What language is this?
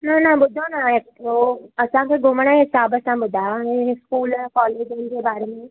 Sindhi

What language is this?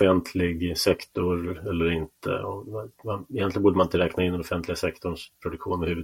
Swedish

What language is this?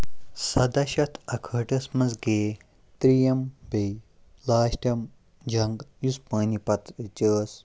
Kashmiri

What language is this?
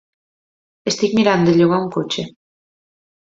Catalan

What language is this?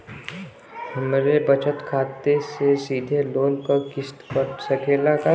Bhojpuri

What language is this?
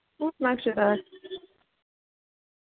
Kashmiri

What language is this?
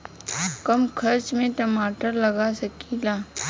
Bhojpuri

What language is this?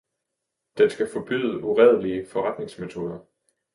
Danish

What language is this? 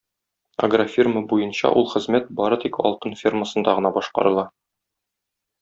Tatar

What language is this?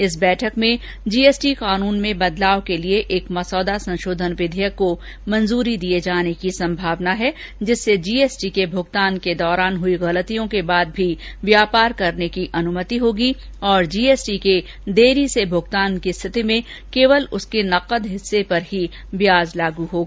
Hindi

